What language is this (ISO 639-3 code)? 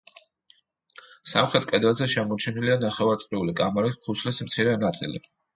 kat